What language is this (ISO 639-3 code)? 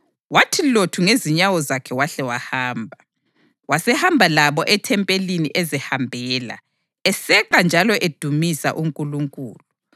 nde